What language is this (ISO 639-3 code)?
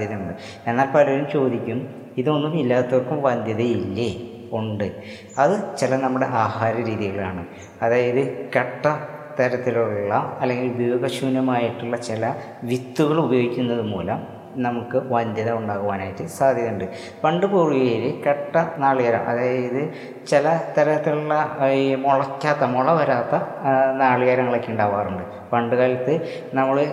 mal